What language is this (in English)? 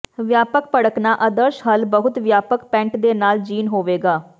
Punjabi